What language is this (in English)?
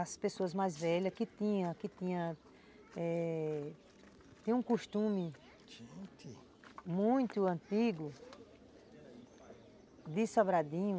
Portuguese